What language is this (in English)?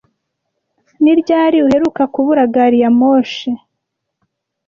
Kinyarwanda